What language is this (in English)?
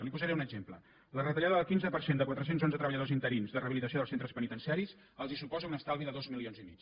Catalan